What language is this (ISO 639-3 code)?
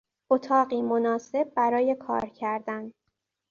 fas